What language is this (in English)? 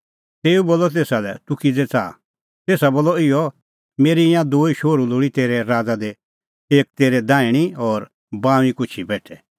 Kullu Pahari